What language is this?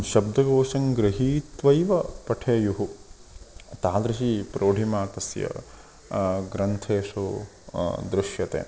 Sanskrit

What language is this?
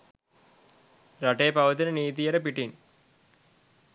Sinhala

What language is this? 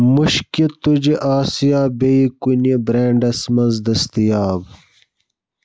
Kashmiri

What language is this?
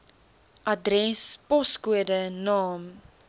Afrikaans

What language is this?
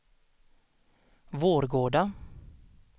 Swedish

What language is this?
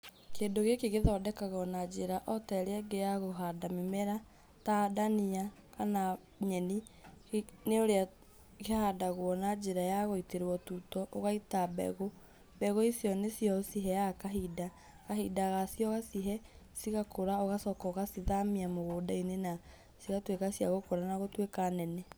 Kikuyu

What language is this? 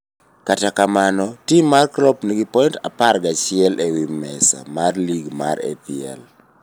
Luo (Kenya and Tanzania)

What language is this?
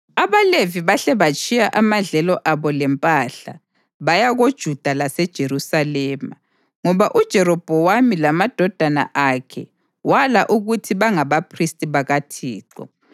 North Ndebele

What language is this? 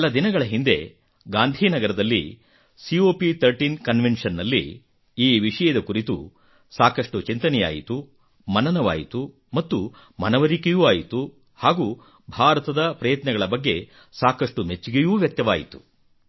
Kannada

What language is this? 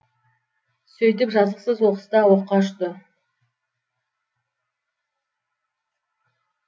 Kazakh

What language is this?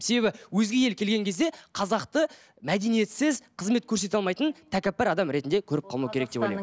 Kazakh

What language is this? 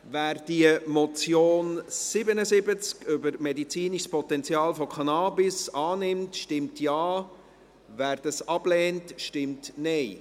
Swiss German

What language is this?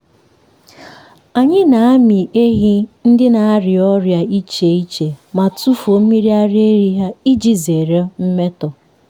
Igbo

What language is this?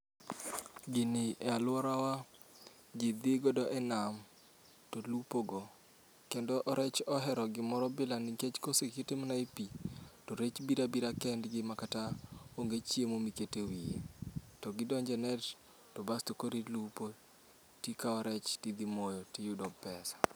Luo (Kenya and Tanzania)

